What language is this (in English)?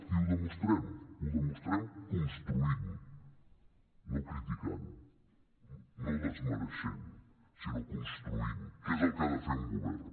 Catalan